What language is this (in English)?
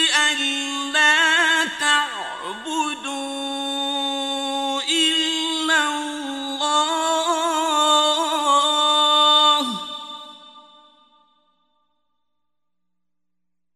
Arabic